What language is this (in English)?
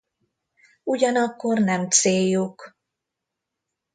Hungarian